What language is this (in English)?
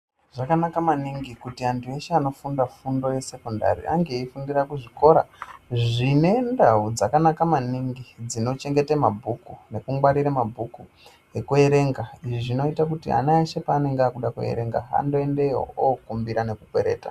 Ndau